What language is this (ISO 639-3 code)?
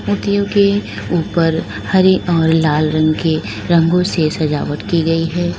hin